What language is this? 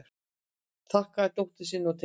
Icelandic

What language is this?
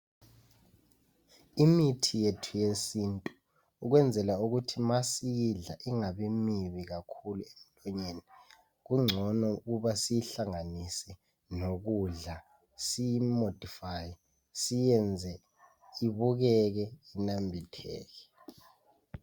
North Ndebele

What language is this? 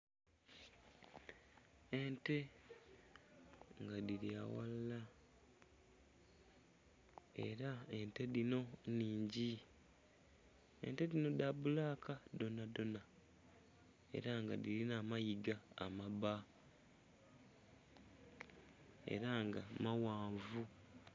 Soga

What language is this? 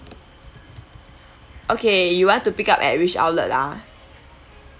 English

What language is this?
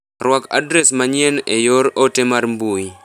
Luo (Kenya and Tanzania)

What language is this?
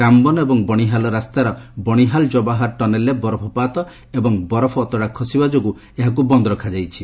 Odia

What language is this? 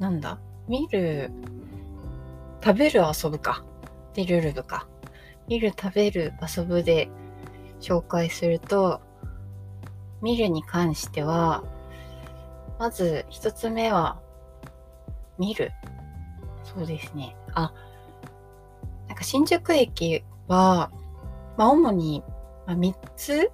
Japanese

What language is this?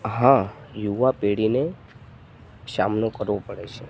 Gujarati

